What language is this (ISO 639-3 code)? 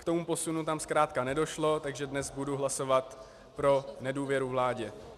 ces